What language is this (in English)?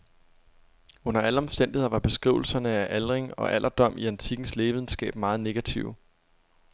Danish